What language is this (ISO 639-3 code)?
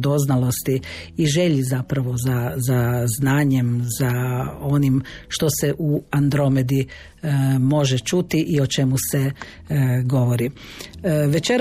hrv